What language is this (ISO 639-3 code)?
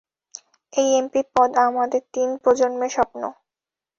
ben